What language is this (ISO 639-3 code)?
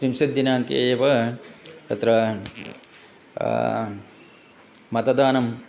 san